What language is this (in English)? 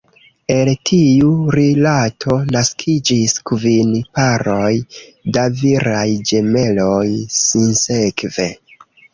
Esperanto